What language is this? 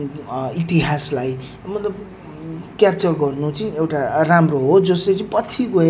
Nepali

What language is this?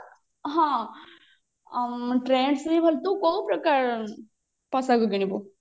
Odia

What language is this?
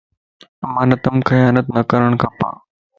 Lasi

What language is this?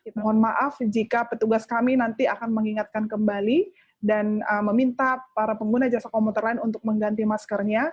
Indonesian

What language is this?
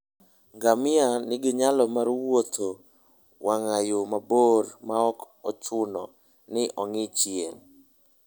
Luo (Kenya and Tanzania)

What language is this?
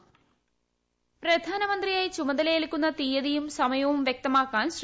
Malayalam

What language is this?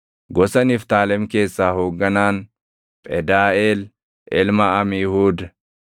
Oromo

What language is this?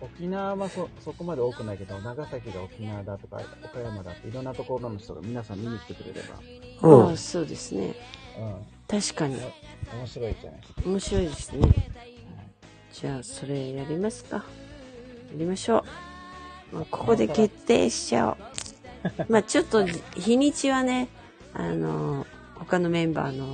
Japanese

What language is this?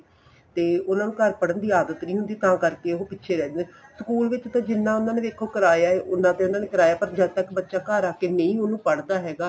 Punjabi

